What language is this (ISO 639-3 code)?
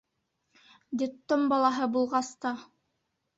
bak